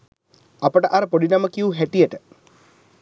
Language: Sinhala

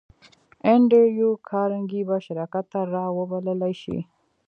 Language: Pashto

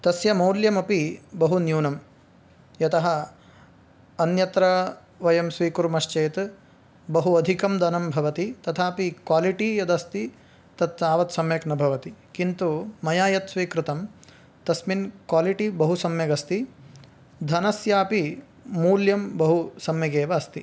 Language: Sanskrit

